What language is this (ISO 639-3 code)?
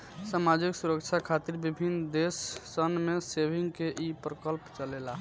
bho